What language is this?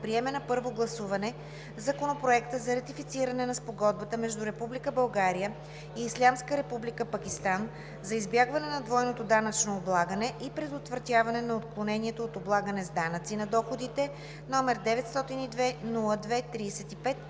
Bulgarian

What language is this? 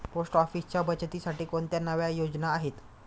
Marathi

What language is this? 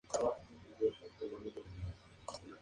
Spanish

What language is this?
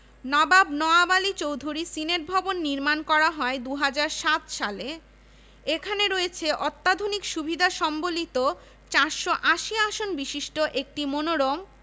Bangla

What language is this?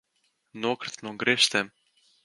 Latvian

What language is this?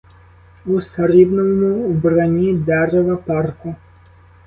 Ukrainian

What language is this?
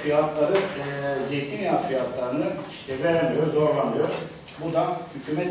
Turkish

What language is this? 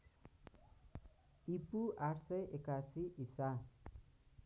Nepali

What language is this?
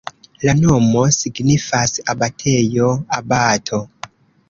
Esperanto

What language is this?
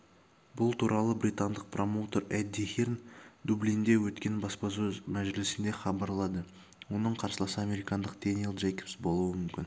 Kazakh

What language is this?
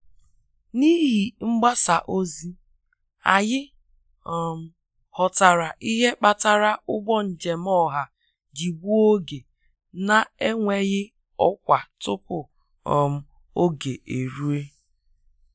Igbo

